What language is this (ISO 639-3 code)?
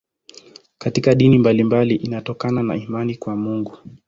swa